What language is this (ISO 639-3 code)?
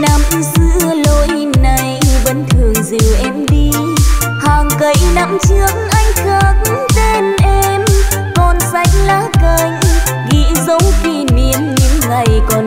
vie